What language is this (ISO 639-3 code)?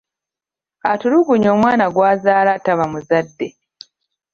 lug